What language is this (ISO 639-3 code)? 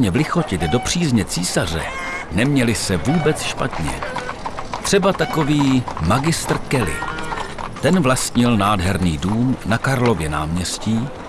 ces